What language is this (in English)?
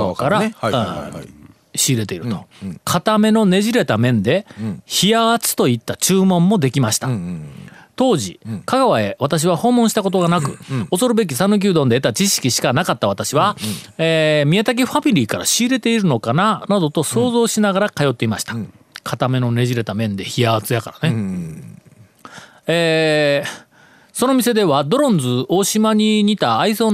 Japanese